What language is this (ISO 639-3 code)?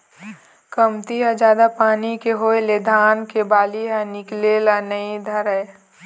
hne